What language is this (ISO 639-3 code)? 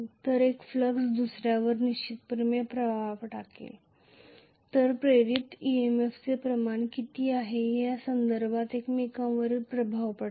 mar